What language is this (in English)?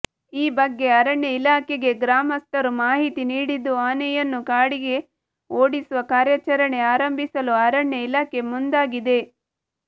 Kannada